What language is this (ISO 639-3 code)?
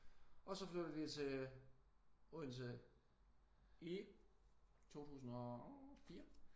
dan